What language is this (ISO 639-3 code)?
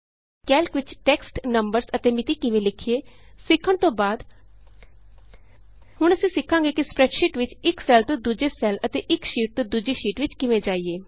pan